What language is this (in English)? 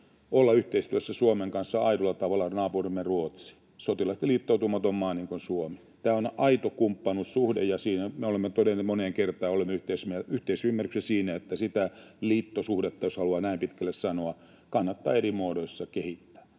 Finnish